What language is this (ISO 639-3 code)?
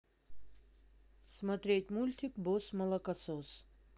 rus